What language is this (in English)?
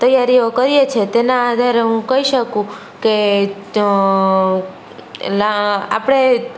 Gujarati